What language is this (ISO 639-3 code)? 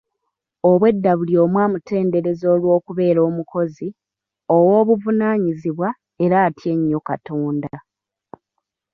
lug